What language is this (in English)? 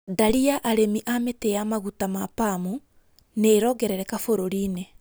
Kikuyu